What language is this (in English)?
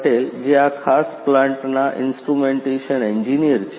Gujarati